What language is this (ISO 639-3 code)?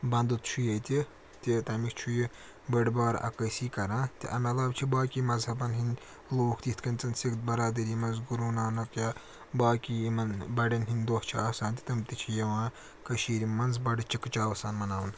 kas